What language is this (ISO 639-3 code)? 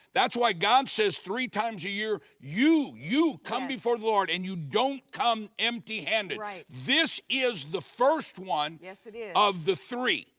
eng